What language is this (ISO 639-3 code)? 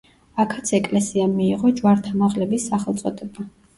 kat